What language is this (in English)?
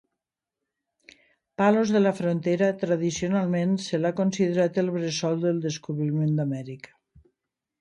Catalan